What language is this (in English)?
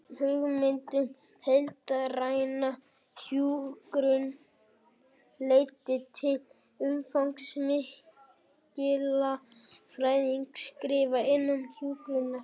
Icelandic